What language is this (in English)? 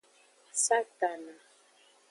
Aja (Benin)